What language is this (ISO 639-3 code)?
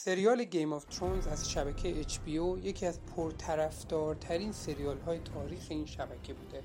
fas